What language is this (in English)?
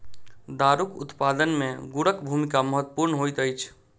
Maithili